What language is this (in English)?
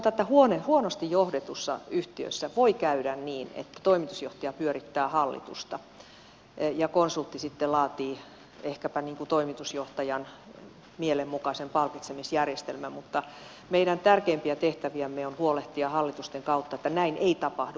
Finnish